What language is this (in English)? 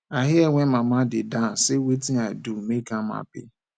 Nigerian Pidgin